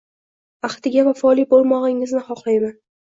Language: Uzbek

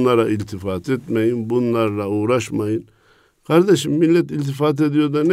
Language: Turkish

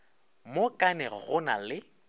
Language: Northern Sotho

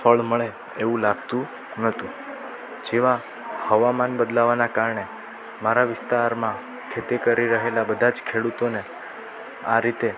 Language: Gujarati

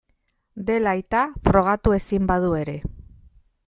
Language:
Basque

